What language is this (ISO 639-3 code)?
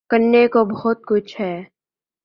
urd